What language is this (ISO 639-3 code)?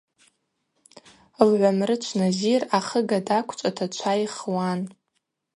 abq